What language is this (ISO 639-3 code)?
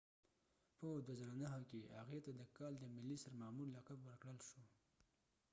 pus